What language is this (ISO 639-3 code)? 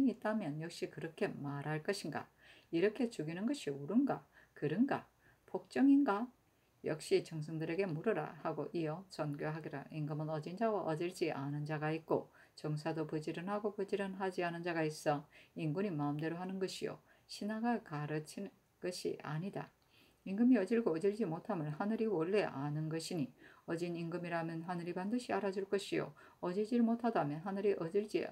kor